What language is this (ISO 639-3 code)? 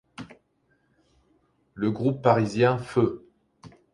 fra